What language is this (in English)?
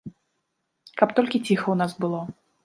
Belarusian